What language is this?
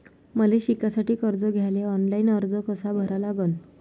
Marathi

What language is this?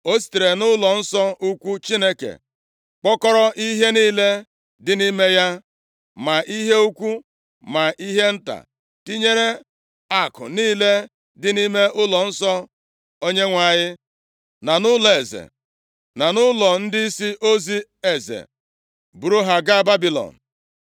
Igbo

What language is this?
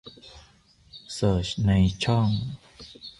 Thai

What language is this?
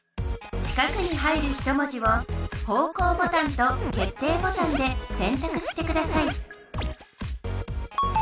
Japanese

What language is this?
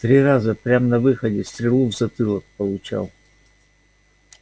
Russian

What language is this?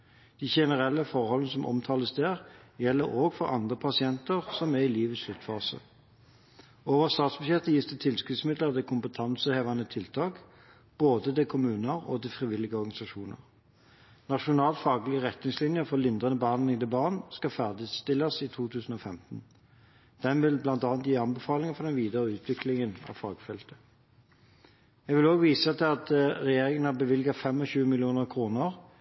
Norwegian Bokmål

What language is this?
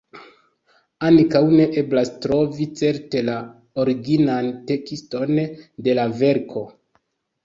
Esperanto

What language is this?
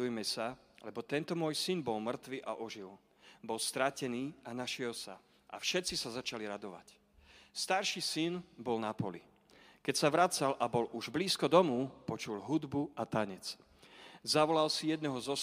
Slovak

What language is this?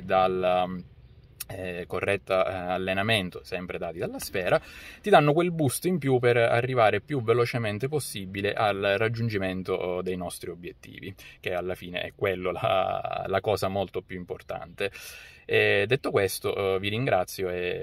Italian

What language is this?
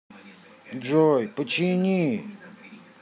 Russian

